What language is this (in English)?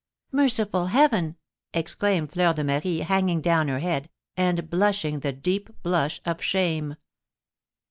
English